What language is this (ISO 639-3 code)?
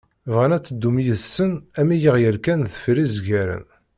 kab